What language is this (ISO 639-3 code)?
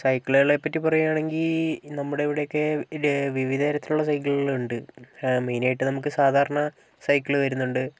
mal